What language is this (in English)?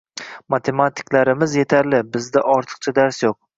Uzbek